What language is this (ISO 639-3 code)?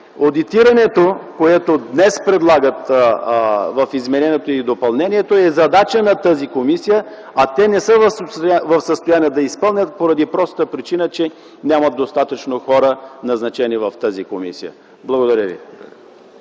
bul